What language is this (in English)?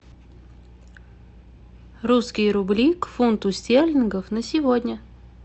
Russian